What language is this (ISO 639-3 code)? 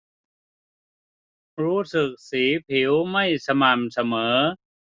tha